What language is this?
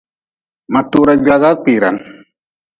Nawdm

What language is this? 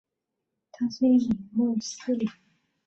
Chinese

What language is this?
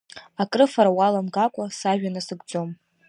Abkhazian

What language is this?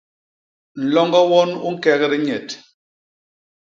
Basaa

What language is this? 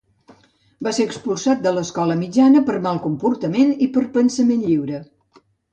Catalan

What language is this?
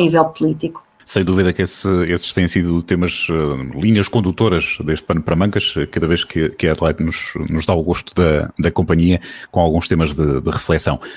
Portuguese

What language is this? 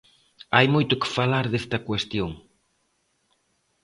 Galician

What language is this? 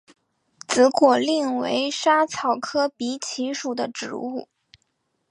Chinese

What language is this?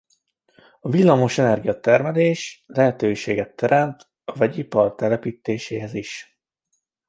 Hungarian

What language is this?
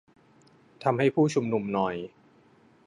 Thai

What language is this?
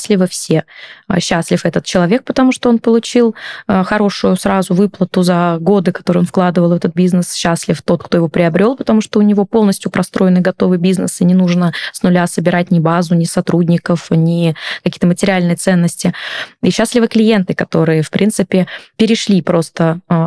Russian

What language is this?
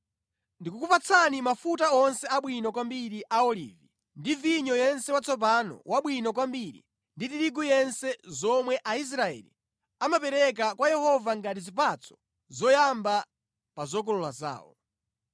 Nyanja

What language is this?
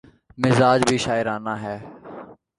Urdu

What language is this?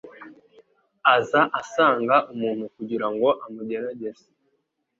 Kinyarwanda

